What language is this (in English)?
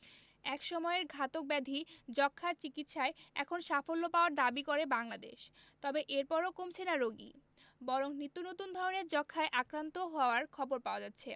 Bangla